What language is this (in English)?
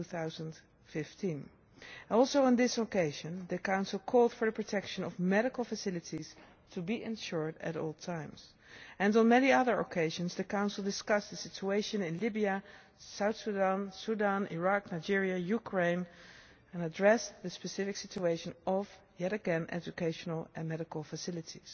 English